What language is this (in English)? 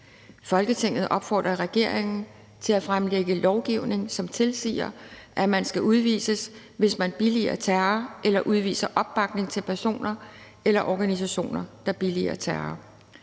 Danish